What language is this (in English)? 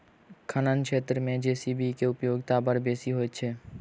Maithili